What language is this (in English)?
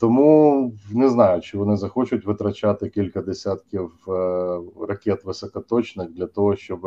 Ukrainian